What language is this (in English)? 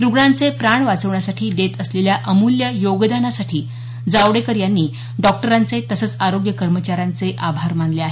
Marathi